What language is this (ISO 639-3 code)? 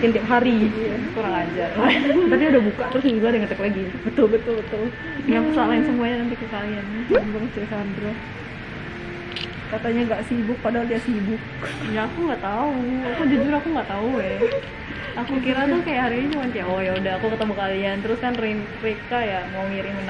ind